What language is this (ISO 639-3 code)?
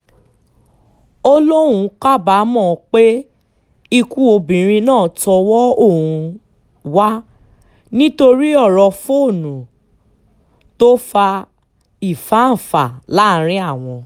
yor